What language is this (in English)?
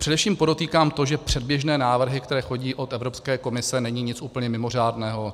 Czech